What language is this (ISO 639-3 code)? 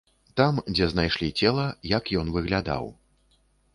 bel